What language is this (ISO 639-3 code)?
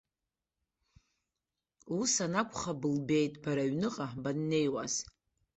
abk